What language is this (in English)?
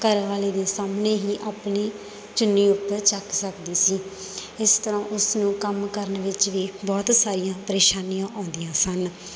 Punjabi